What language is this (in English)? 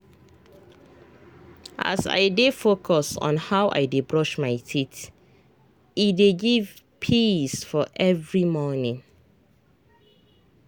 Nigerian Pidgin